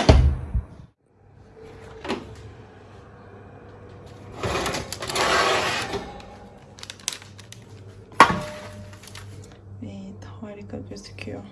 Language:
Turkish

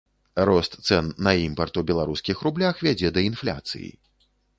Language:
Belarusian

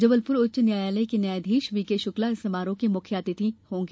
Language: Hindi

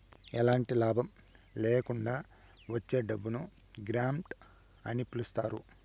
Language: Telugu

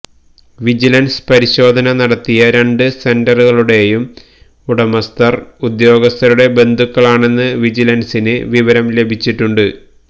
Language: Malayalam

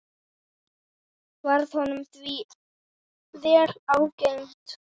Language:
Icelandic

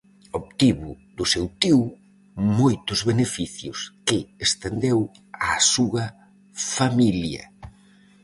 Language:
Galician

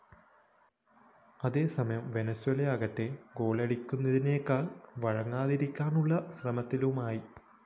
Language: Malayalam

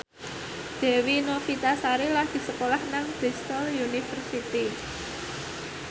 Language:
Javanese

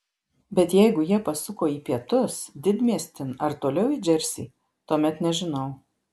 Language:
Lithuanian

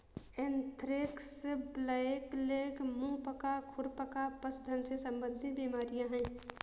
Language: Hindi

